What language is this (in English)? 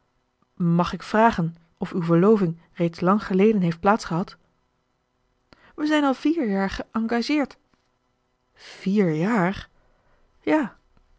Dutch